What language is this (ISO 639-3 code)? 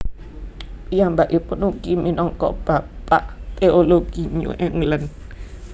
jav